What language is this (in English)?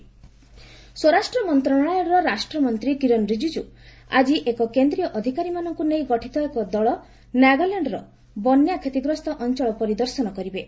Odia